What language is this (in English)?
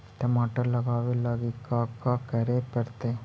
Magahi